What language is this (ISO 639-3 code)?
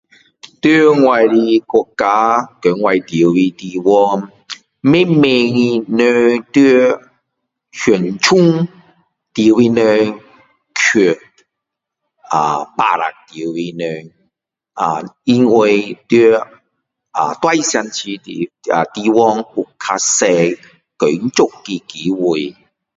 cdo